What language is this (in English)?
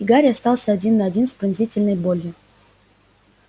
Russian